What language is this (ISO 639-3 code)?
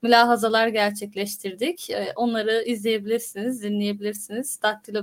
tur